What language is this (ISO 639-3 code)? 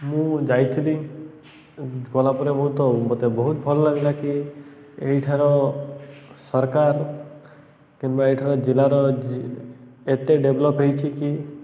ori